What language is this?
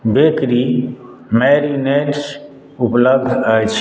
Maithili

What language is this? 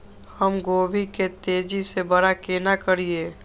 Maithili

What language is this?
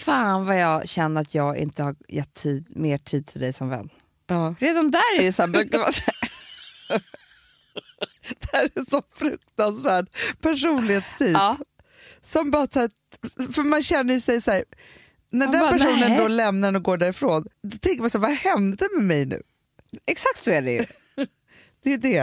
Swedish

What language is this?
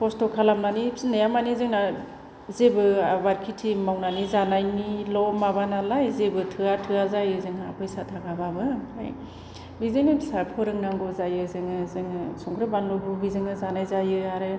Bodo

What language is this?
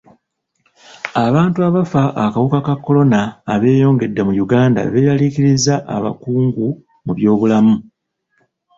Ganda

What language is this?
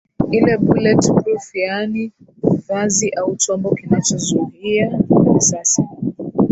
Swahili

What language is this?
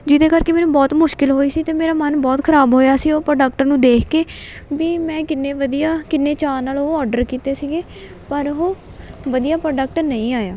Punjabi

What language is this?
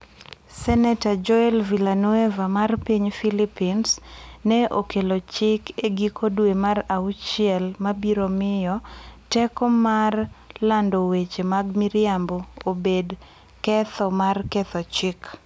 Luo (Kenya and Tanzania)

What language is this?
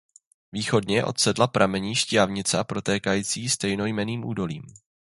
Czech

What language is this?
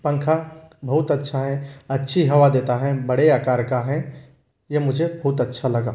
Hindi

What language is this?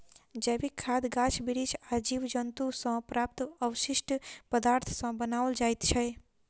Maithili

